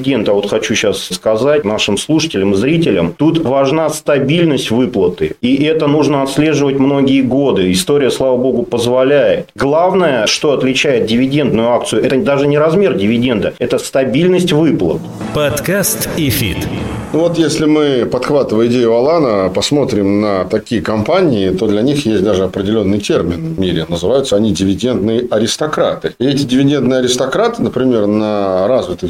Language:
Russian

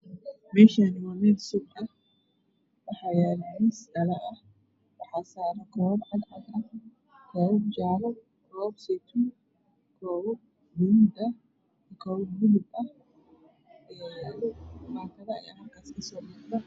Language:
Somali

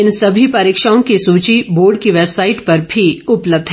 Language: Hindi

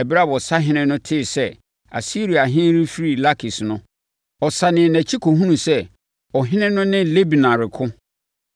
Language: Akan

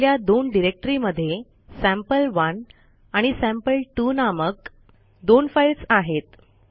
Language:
Marathi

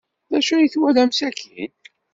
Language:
Kabyle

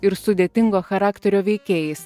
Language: Lithuanian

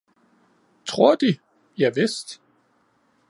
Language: Danish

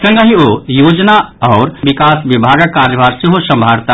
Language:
Maithili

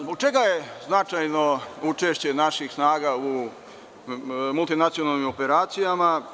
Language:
Serbian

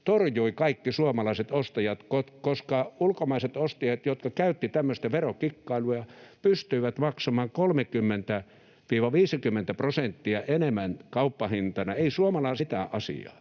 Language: Finnish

